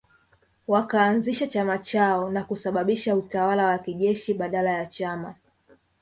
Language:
Swahili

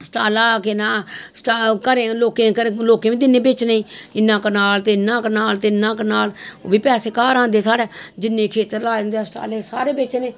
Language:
Dogri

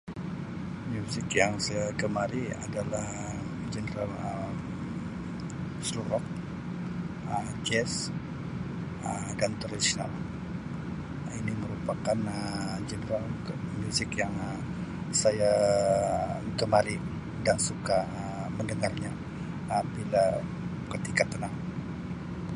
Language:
Sabah Malay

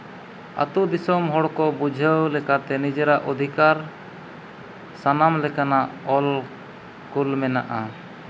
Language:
Santali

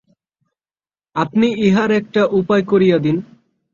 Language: Bangla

